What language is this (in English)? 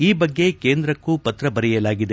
Kannada